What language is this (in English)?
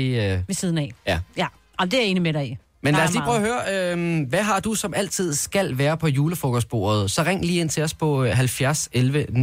Danish